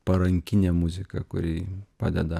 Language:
Lithuanian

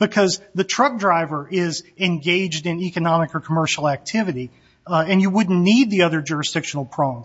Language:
English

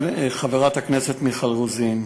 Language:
Hebrew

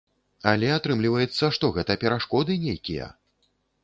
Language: Belarusian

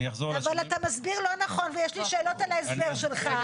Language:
Hebrew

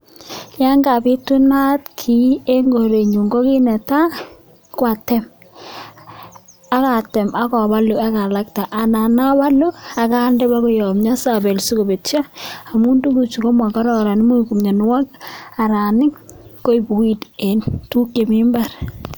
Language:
Kalenjin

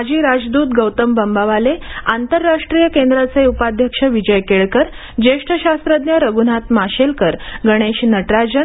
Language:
Marathi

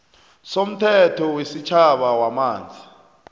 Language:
South Ndebele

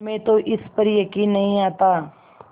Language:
Hindi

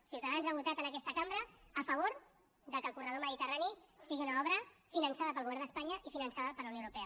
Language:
Catalan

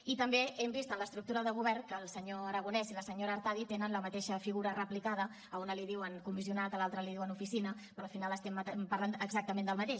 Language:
Catalan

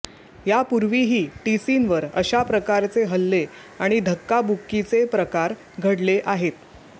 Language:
Marathi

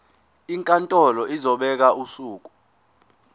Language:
Zulu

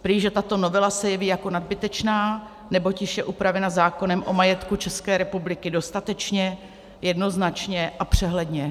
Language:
Czech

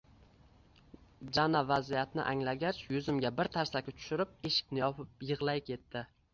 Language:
Uzbek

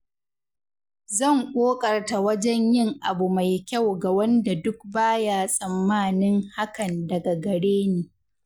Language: Hausa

